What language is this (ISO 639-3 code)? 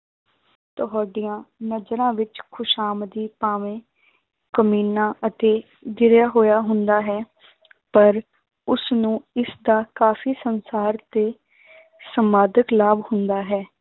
pan